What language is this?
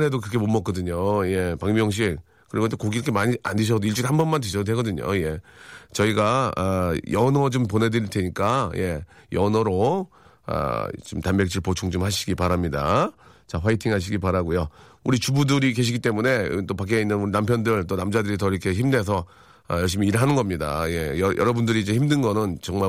Korean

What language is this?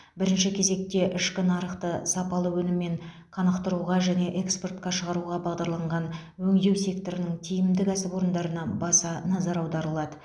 Kazakh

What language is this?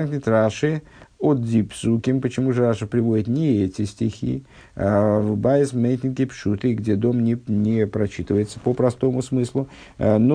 Russian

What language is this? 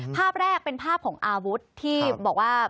Thai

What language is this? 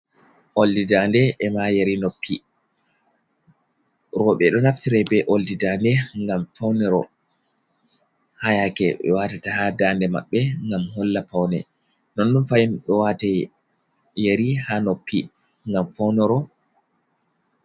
Fula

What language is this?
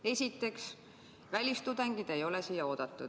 Estonian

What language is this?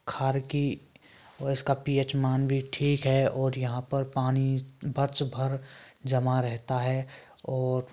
Hindi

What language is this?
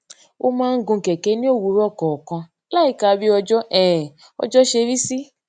Yoruba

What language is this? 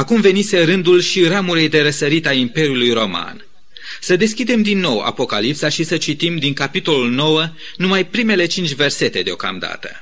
Romanian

